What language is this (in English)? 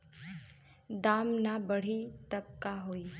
Bhojpuri